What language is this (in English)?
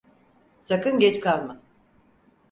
Turkish